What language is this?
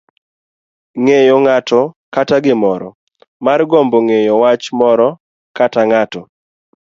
Luo (Kenya and Tanzania)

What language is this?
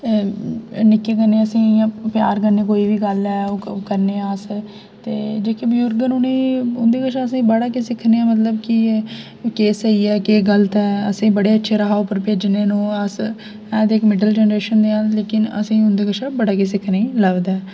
Dogri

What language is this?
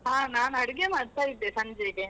Kannada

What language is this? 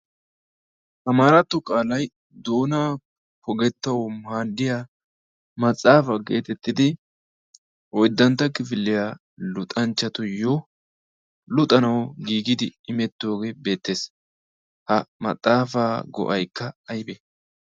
Wolaytta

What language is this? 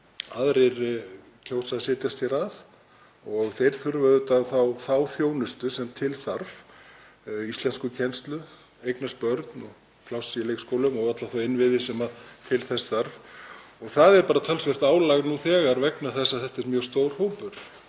Icelandic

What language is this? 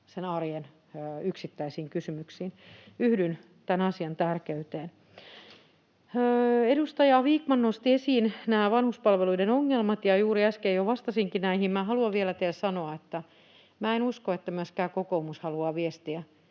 Finnish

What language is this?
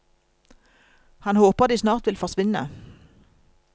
Norwegian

